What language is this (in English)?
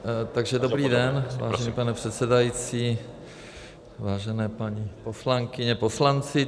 Czech